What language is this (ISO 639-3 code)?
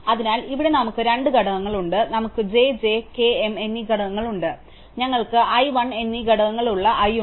mal